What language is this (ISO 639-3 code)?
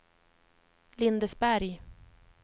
swe